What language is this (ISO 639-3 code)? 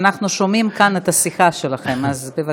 heb